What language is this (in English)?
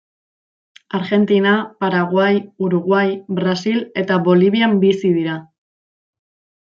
Basque